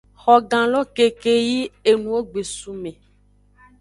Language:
Aja (Benin)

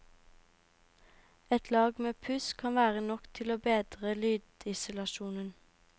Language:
Norwegian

